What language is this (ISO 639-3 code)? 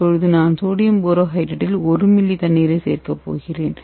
tam